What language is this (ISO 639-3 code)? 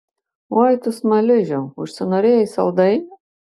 lit